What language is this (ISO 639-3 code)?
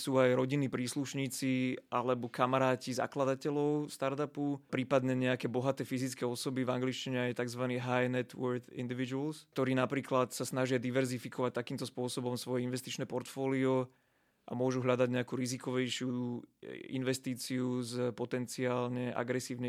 slk